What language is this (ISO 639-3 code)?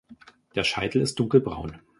deu